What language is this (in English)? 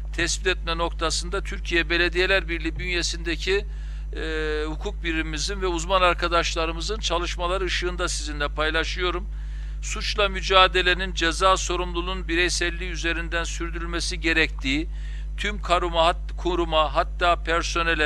Turkish